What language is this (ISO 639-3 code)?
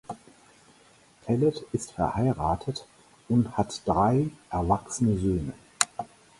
deu